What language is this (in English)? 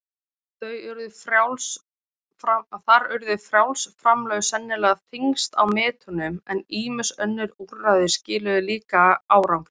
Icelandic